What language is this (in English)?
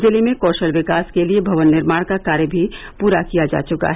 Hindi